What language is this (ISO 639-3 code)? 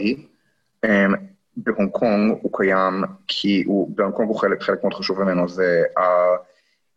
heb